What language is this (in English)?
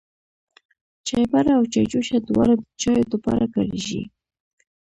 Pashto